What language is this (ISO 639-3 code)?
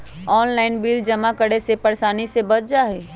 mag